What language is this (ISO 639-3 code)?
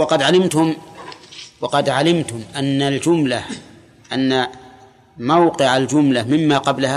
ara